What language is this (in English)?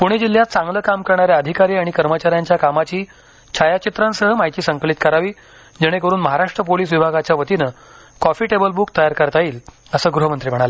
Marathi